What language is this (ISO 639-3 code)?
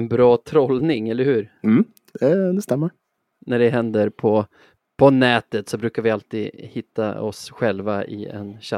swe